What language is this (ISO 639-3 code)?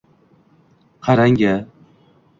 uzb